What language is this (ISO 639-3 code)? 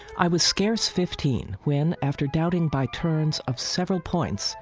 eng